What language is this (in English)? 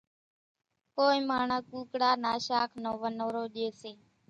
Kachi Koli